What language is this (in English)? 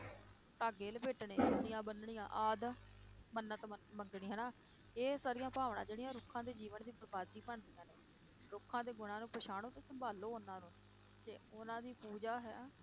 Punjabi